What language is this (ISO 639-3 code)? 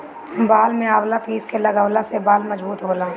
bho